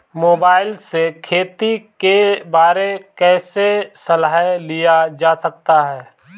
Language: Hindi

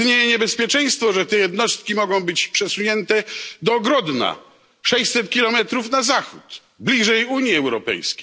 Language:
Polish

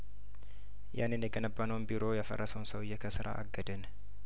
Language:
Amharic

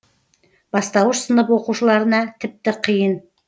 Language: Kazakh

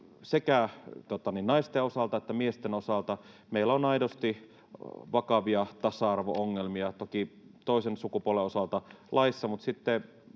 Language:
Finnish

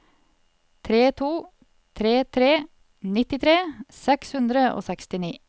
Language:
Norwegian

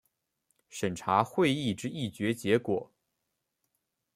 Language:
Chinese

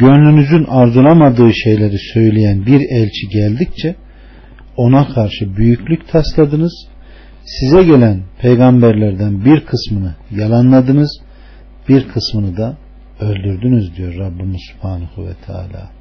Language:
Turkish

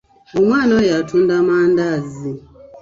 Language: Ganda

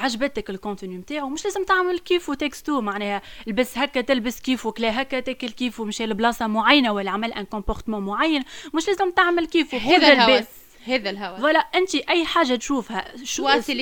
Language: Arabic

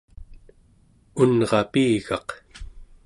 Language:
Central Yupik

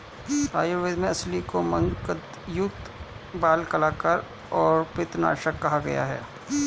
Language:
Hindi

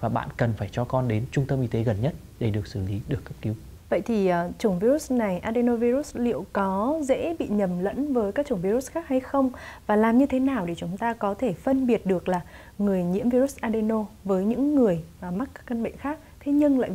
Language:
Vietnamese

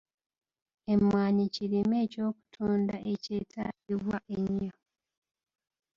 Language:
Ganda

